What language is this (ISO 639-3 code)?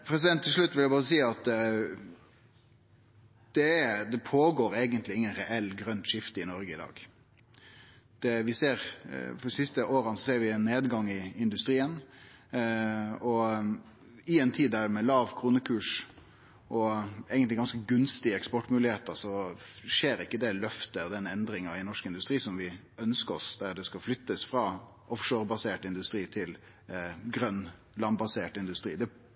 nno